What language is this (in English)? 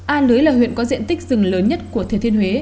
Vietnamese